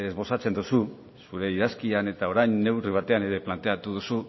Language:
Basque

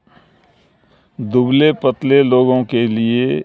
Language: Urdu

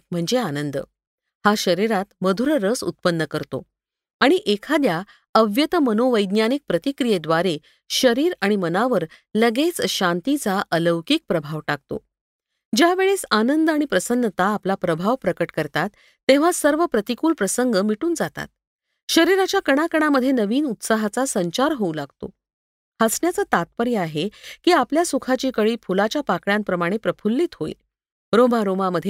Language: Marathi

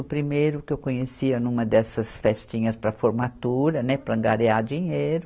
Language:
Portuguese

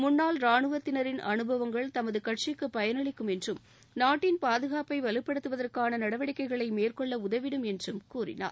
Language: Tamil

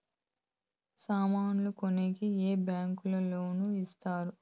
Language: Telugu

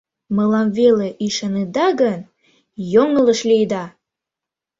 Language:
Mari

